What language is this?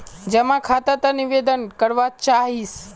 Magahi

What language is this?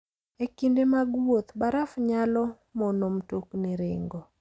Luo (Kenya and Tanzania)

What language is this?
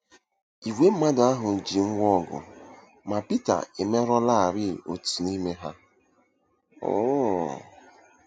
Igbo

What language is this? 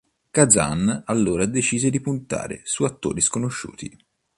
Italian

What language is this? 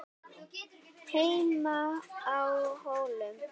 Icelandic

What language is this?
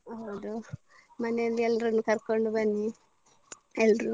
Kannada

